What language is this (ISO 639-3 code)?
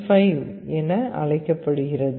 tam